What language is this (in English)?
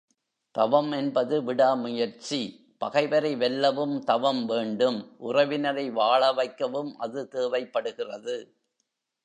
Tamil